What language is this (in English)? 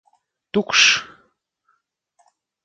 Latvian